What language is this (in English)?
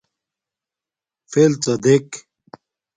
Domaaki